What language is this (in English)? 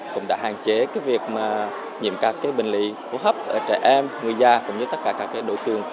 Vietnamese